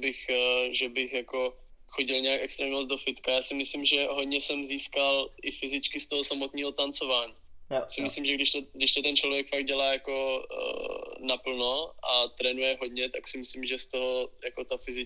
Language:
Czech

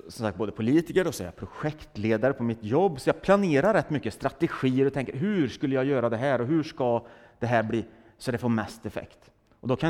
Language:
Swedish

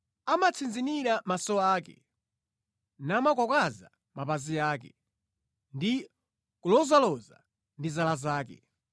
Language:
Nyanja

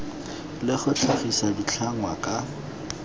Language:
Tswana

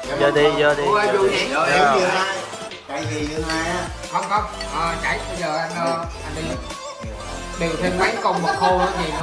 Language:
Vietnamese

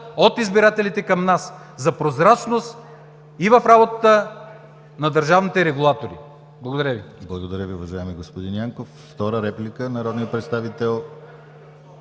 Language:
Bulgarian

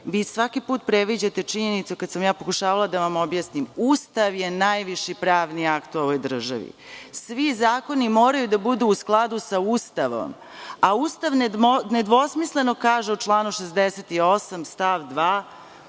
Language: Serbian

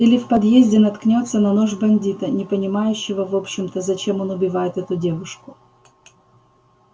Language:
Russian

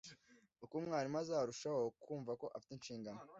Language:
Kinyarwanda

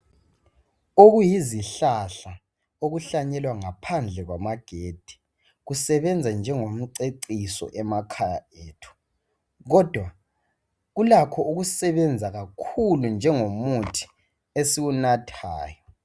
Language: North Ndebele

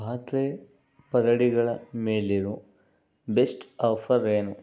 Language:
Kannada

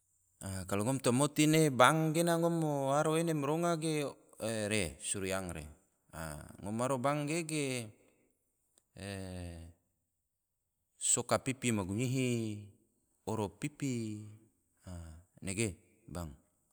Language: Tidore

